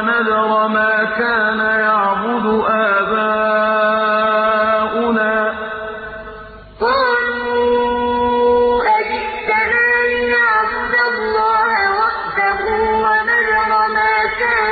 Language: Arabic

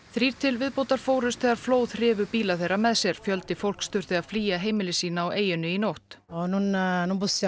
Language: Icelandic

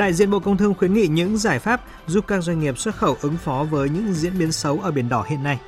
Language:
Vietnamese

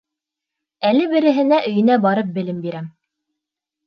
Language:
Bashkir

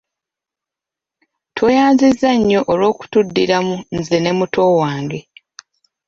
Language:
Ganda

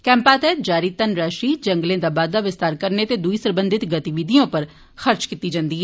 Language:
Dogri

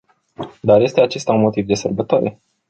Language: Romanian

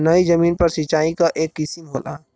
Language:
Bhojpuri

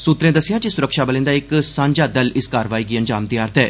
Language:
Dogri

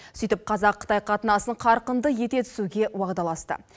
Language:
Kazakh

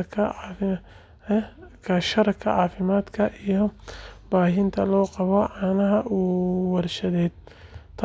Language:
Somali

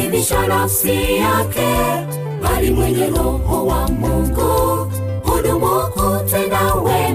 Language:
Swahili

